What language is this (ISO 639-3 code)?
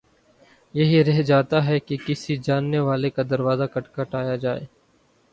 urd